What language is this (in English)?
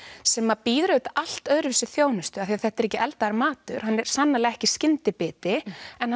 Icelandic